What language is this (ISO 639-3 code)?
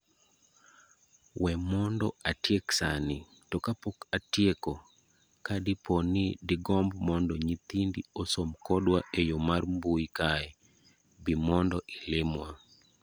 luo